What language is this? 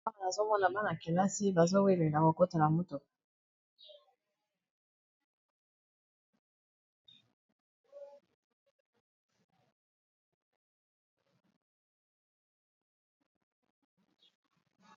Lingala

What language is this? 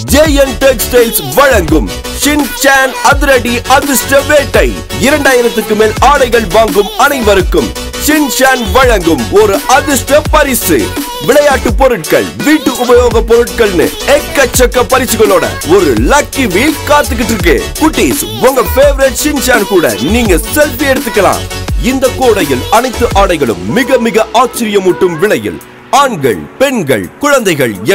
Turkish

